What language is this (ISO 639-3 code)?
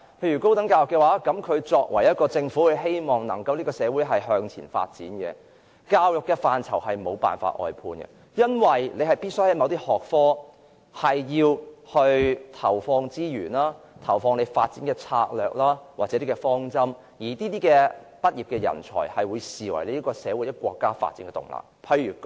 yue